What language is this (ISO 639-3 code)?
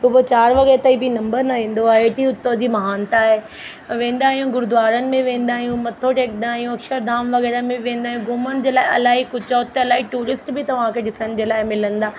snd